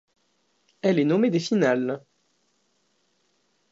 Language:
French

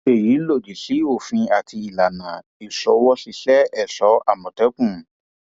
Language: Yoruba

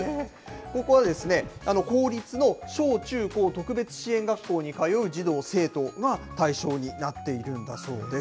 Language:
Japanese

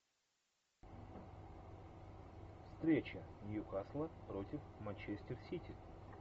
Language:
Russian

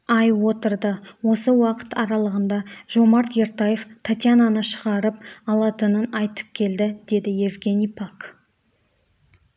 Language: Kazakh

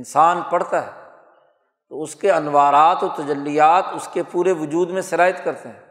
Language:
Urdu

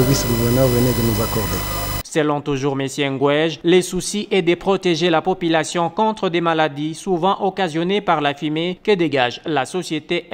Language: French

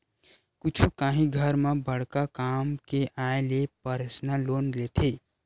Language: Chhattisgarhi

